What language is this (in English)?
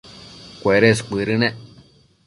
Matsés